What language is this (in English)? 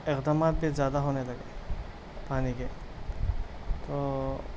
Urdu